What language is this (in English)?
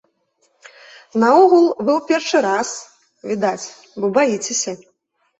Belarusian